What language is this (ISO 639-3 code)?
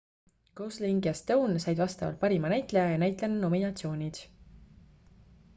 est